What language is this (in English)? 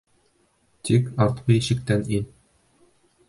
Bashkir